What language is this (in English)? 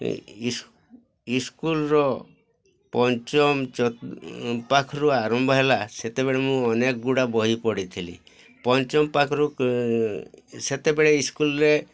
Odia